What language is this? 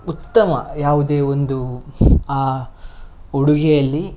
Kannada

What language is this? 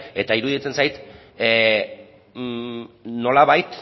Basque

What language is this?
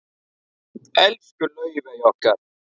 Icelandic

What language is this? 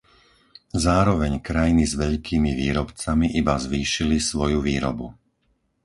Slovak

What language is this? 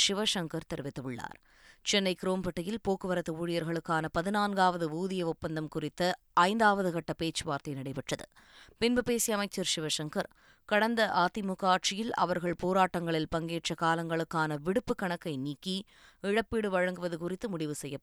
Tamil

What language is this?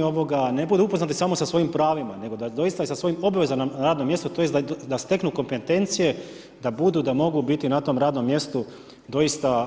Croatian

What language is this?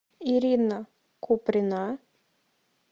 Russian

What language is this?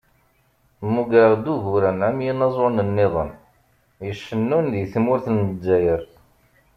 Kabyle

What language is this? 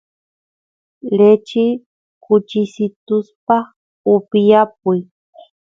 Santiago del Estero Quichua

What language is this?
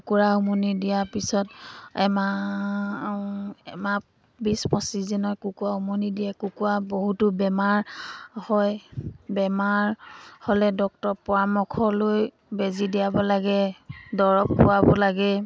Assamese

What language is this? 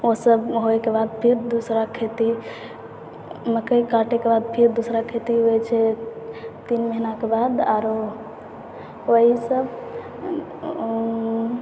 Maithili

